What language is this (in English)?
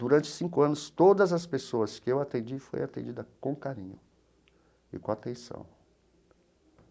Portuguese